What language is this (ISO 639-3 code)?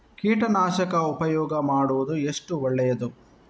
kan